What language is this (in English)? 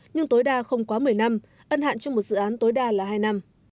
Vietnamese